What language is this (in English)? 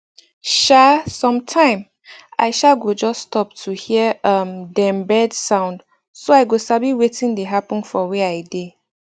Nigerian Pidgin